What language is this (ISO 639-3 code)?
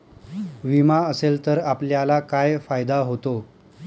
mar